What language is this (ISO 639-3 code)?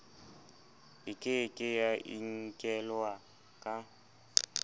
sot